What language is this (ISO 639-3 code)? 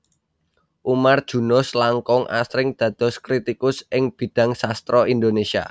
jav